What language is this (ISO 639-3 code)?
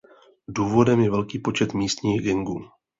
ces